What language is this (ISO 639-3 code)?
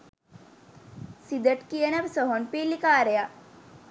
sin